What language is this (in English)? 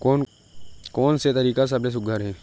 Chhattisgarhi